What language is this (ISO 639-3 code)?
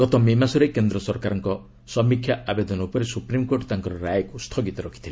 ori